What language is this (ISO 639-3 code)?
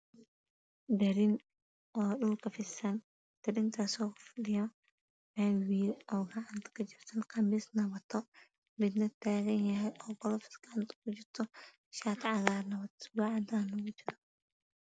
som